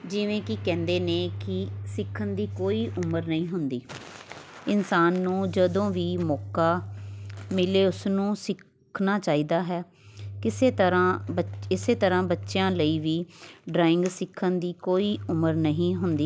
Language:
Punjabi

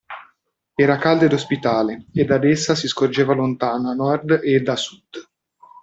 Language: Italian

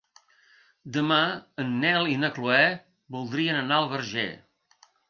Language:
Catalan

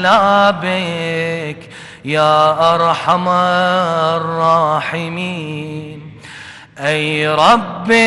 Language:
Arabic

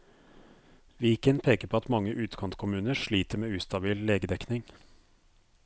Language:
Norwegian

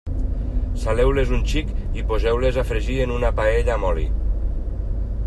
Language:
Catalan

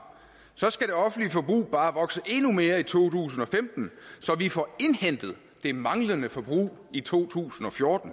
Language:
Danish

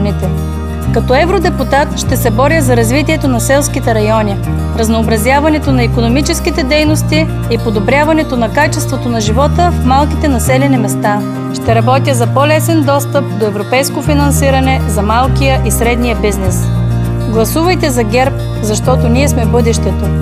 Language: Russian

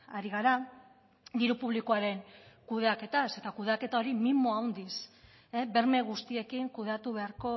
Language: Basque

